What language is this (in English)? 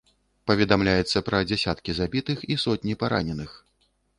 Belarusian